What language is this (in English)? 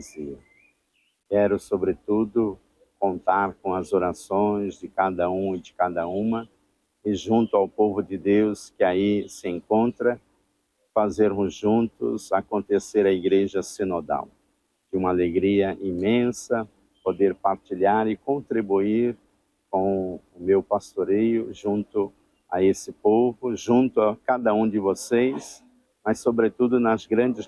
Portuguese